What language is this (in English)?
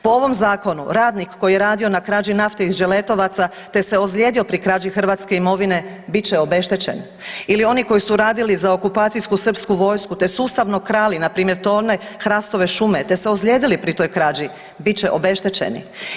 Croatian